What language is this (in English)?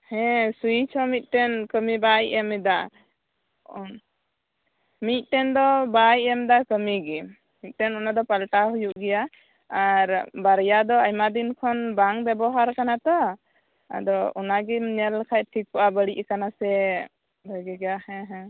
Santali